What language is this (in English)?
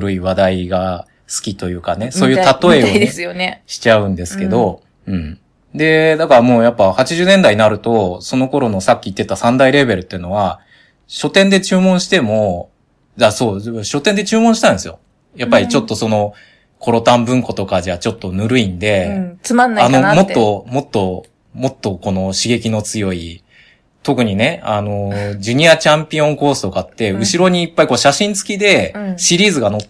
Japanese